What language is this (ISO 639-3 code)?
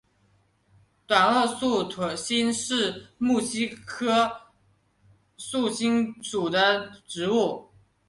zho